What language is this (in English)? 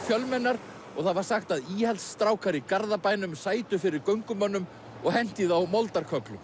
Icelandic